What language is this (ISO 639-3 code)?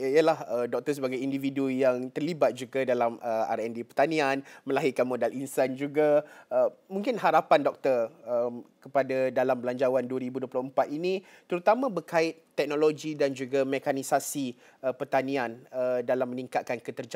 msa